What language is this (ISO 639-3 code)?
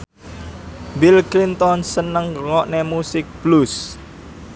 jav